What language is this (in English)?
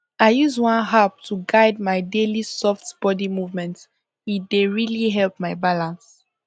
Nigerian Pidgin